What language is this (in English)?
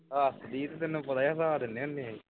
Punjabi